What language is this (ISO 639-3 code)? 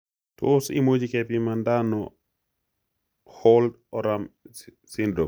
kln